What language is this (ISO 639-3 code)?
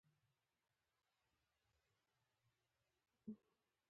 pus